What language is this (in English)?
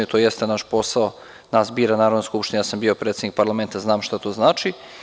Serbian